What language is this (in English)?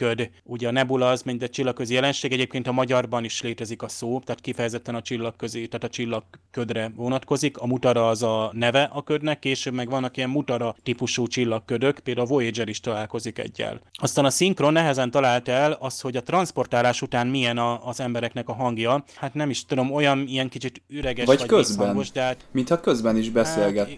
Hungarian